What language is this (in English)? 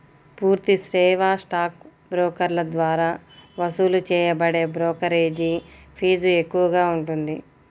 Telugu